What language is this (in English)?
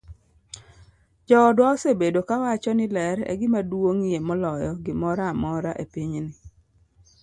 Luo (Kenya and Tanzania)